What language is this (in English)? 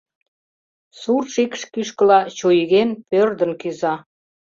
Mari